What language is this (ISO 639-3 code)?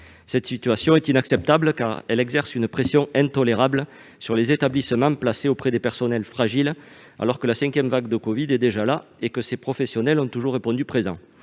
fra